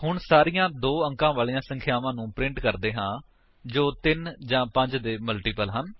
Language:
Punjabi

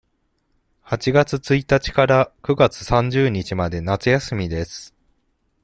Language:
Japanese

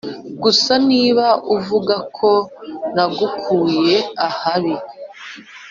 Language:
Kinyarwanda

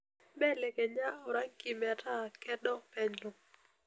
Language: Masai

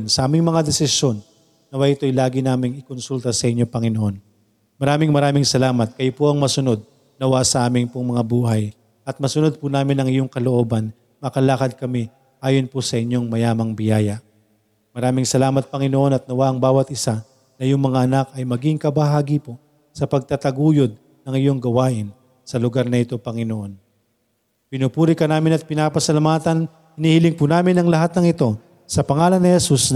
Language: Filipino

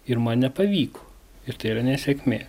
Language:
Lithuanian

